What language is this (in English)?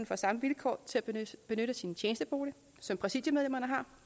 Danish